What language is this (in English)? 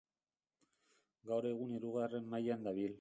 Basque